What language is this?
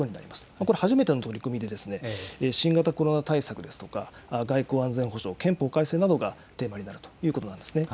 Japanese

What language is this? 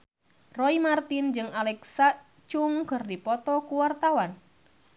Sundanese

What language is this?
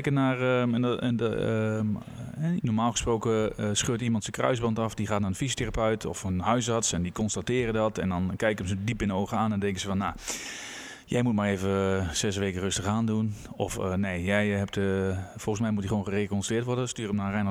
Dutch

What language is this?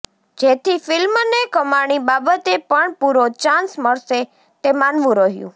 Gujarati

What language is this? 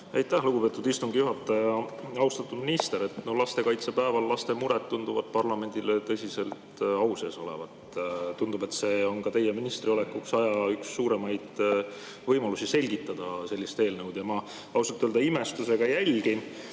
Estonian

